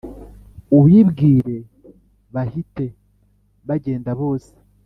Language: Kinyarwanda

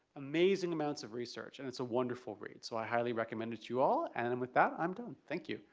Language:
English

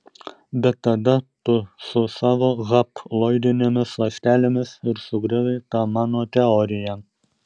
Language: Lithuanian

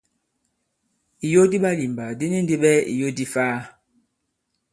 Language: Bankon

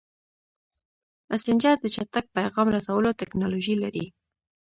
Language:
Pashto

